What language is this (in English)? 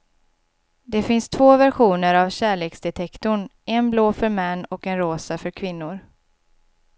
Swedish